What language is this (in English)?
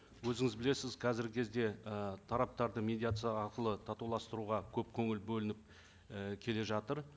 Kazakh